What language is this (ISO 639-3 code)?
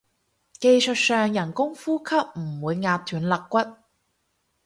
yue